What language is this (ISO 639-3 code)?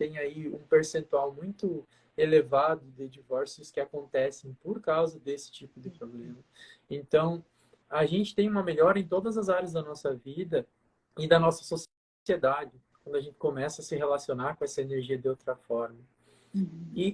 por